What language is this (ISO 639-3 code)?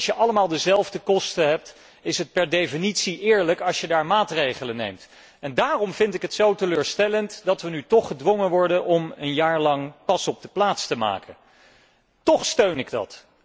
nld